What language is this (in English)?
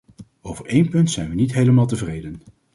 Dutch